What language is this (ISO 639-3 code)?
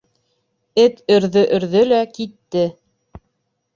bak